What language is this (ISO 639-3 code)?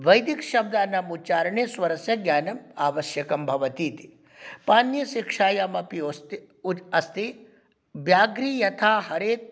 san